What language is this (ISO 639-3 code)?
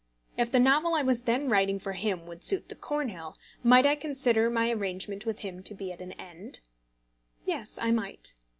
eng